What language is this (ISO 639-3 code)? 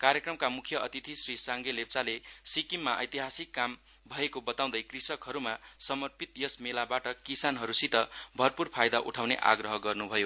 nep